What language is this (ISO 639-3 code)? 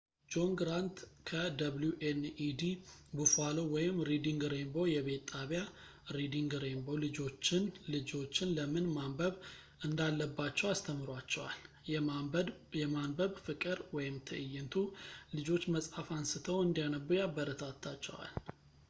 amh